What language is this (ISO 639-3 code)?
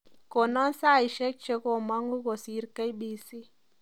kln